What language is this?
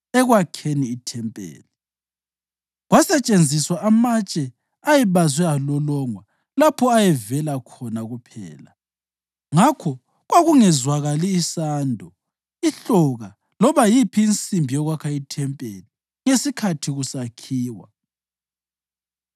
North Ndebele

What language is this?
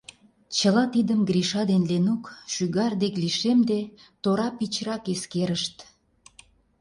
Mari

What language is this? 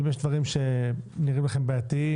Hebrew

